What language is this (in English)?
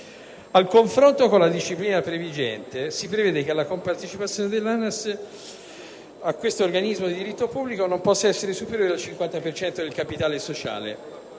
Italian